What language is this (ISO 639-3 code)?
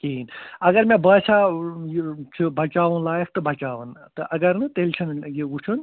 kas